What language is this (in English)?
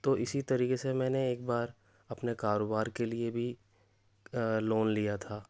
Urdu